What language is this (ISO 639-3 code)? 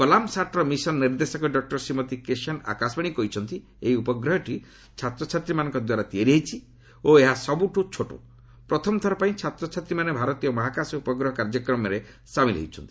ori